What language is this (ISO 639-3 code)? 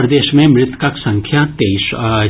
mai